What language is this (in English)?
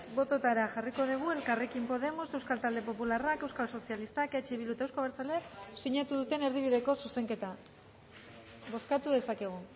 Basque